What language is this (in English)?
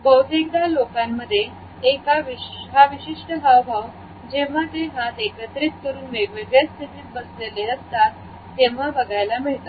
Marathi